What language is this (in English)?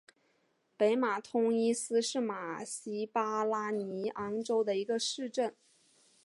Chinese